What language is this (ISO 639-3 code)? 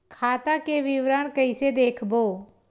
hne